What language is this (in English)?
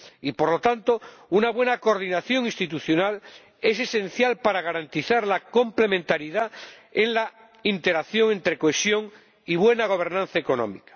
Spanish